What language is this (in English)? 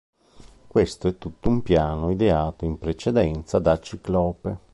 Italian